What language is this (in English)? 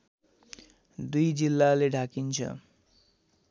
Nepali